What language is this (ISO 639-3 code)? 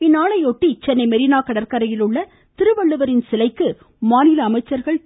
tam